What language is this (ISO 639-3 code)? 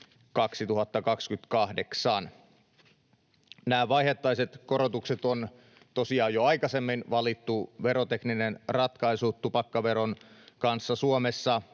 fin